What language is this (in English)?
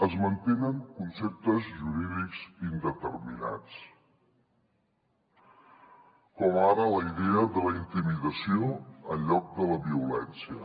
Catalan